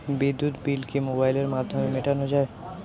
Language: Bangla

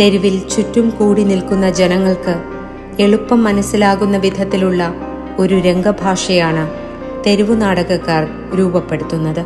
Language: Malayalam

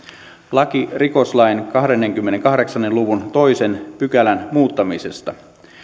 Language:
Finnish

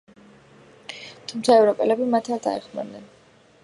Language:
Georgian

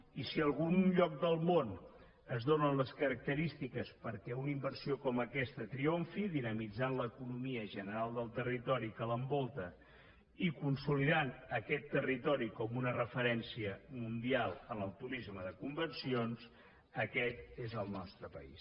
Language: Catalan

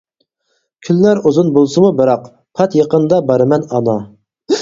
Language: Uyghur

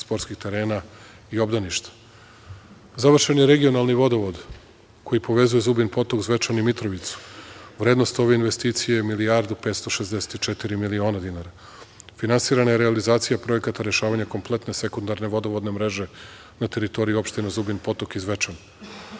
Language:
Serbian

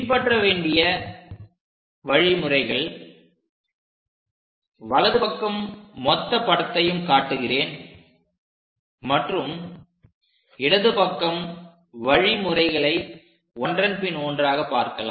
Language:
Tamil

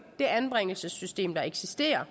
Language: Danish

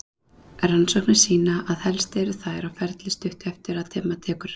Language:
Icelandic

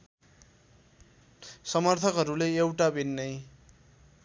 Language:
Nepali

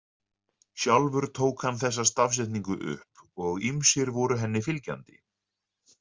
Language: Icelandic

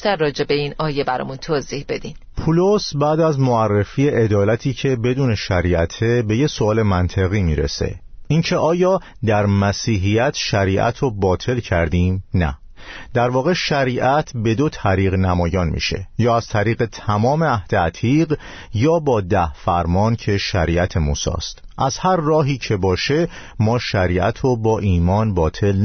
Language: Persian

